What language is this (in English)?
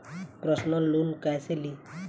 Bhojpuri